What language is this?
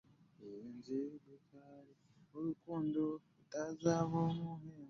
Ganda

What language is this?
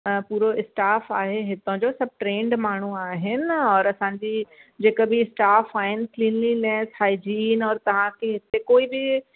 Sindhi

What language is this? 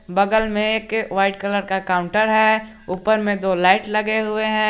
Hindi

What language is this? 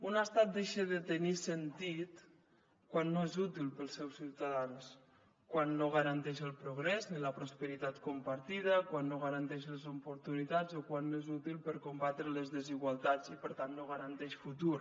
Catalan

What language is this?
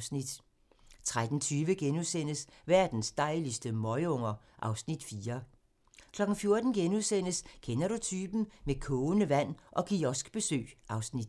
Danish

